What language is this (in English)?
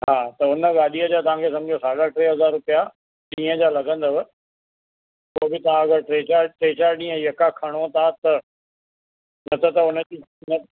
Sindhi